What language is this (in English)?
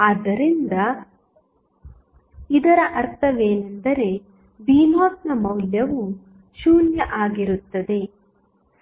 Kannada